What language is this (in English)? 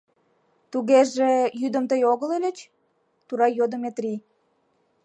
Mari